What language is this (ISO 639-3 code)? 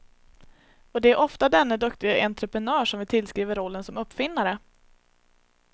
swe